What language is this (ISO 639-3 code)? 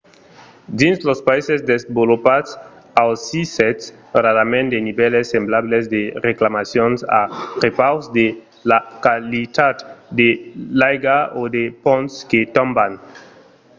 oci